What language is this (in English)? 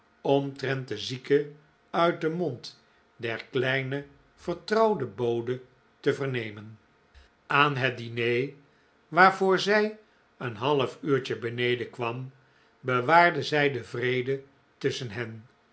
Dutch